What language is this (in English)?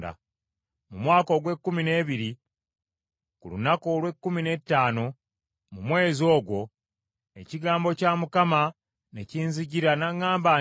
Ganda